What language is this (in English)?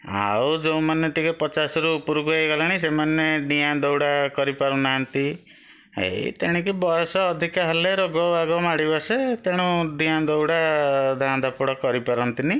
Odia